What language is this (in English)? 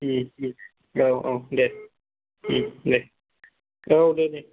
Bodo